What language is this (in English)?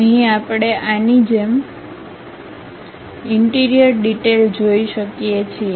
Gujarati